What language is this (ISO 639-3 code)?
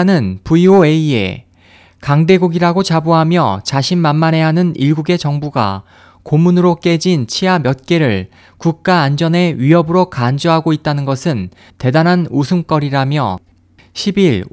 kor